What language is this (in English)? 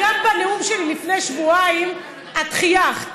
Hebrew